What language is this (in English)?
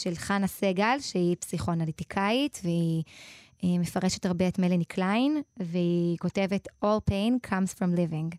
Hebrew